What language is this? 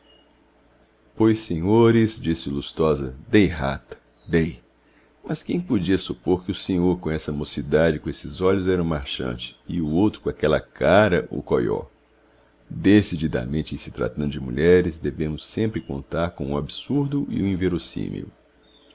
Portuguese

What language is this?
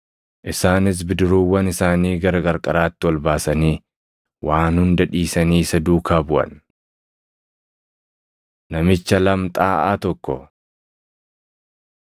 Oromo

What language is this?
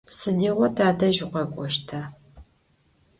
Adyghe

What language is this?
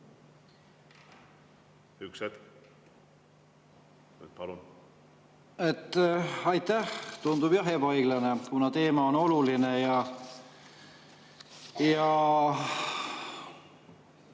Estonian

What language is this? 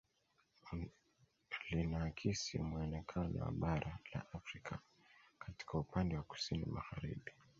Swahili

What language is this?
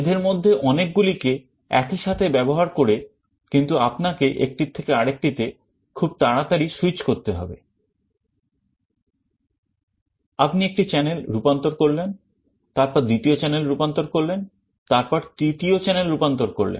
Bangla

